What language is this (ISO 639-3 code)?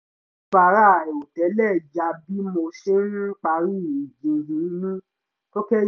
yor